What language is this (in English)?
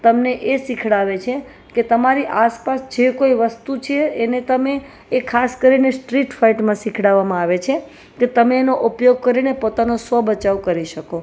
Gujarati